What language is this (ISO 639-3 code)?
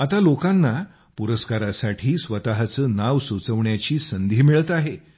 mar